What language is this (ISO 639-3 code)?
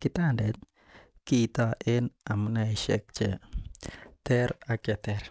kln